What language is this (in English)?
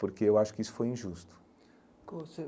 Portuguese